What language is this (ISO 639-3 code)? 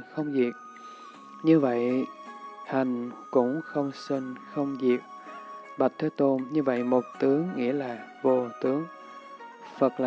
vie